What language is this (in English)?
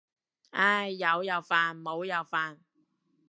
Cantonese